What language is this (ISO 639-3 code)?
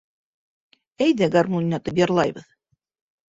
bak